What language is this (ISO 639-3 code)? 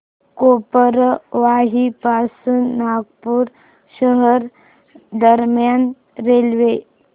mar